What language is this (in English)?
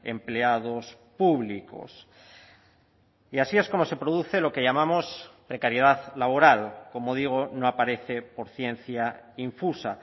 Spanish